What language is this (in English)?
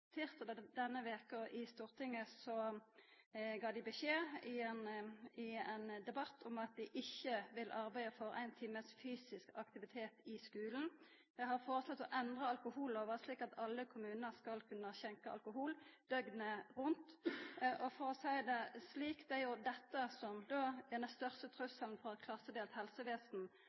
Norwegian Nynorsk